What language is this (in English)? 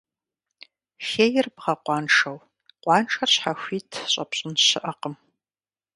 Kabardian